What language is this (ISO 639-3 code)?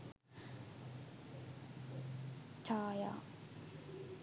sin